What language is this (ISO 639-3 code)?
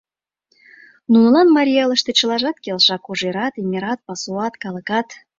chm